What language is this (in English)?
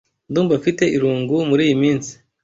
Kinyarwanda